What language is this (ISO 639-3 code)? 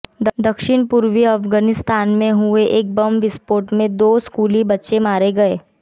hin